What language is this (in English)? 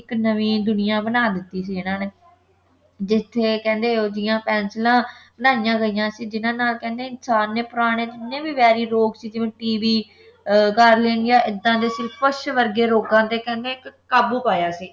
Punjabi